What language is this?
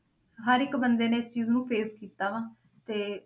Punjabi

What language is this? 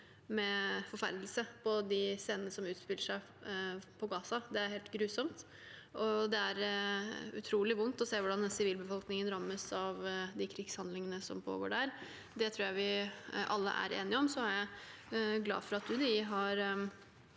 Norwegian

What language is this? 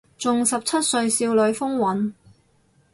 Cantonese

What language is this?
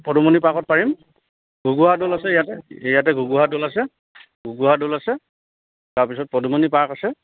Assamese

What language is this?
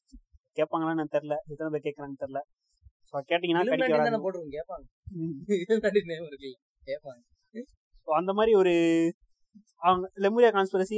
Tamil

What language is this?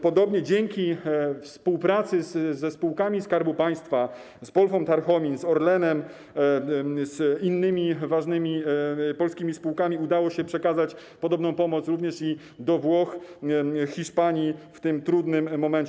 Polish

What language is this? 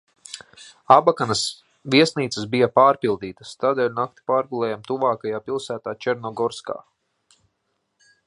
Latvian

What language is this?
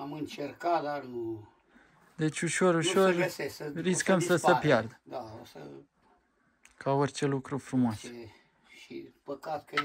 Romanian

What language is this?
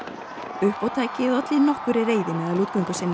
Icelandic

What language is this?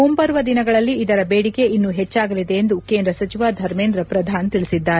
Kannada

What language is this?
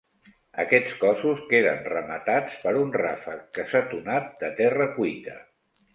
Catalan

